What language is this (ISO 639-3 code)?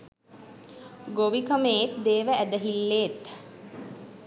sin